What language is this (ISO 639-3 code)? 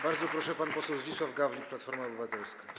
pol